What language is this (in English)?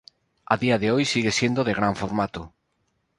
Spanish